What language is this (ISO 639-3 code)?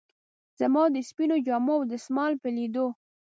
pus